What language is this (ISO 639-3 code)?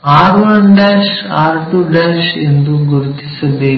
kan